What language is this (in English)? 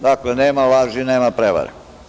Serbian